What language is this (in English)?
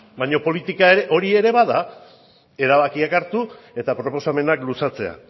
Basque